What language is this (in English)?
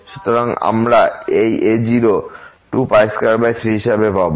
Bangla